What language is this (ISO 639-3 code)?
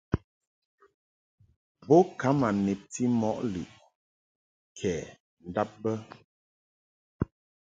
mhk